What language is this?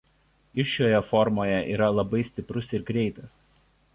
Lithuanian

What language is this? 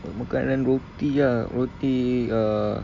English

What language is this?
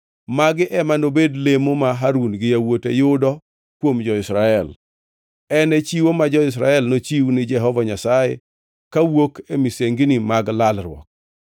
Luo (Kenya and Tanzania)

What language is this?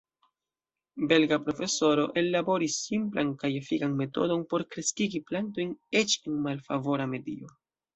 Esperanto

